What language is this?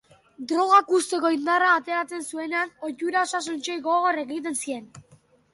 Basque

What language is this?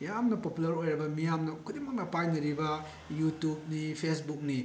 Manipuri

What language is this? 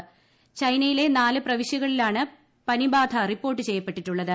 Malayalam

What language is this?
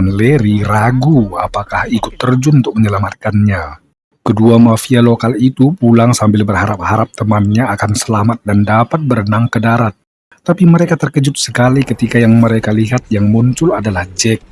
Indonesian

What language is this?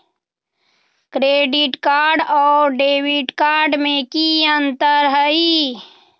Magahi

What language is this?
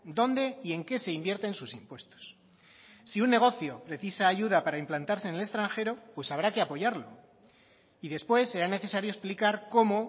Spanish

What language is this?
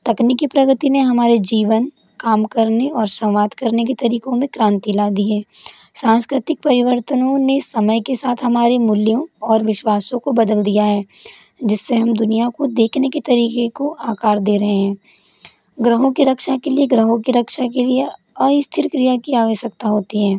Hindi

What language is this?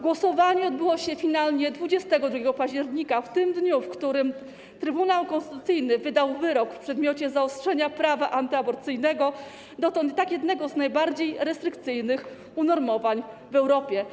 Polish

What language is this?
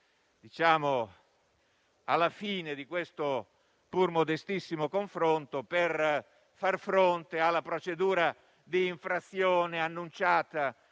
Italian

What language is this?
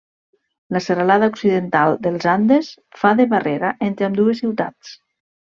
Catalan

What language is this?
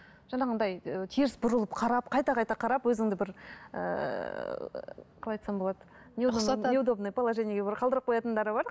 Kazakh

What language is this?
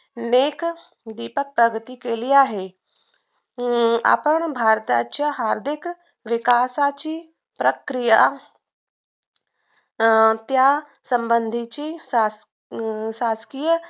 Marathi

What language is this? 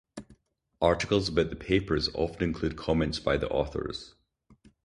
English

